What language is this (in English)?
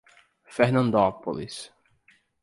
Portuguese